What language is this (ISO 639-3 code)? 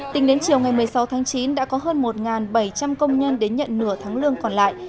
vie